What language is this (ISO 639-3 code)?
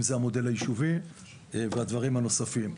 heb